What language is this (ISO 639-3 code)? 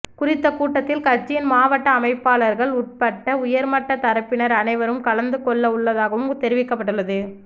tam